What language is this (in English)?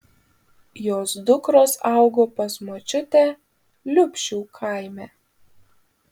Lithuanian